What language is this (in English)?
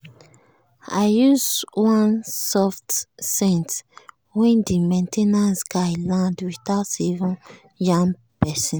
Nigerian Pidgin